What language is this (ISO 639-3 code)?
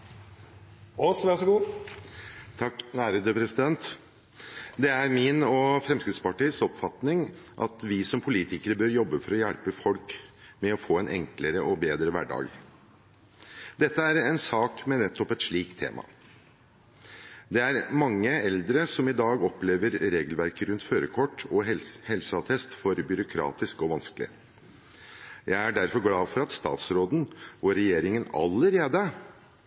nor